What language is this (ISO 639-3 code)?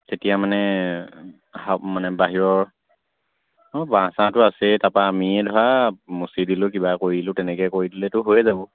asm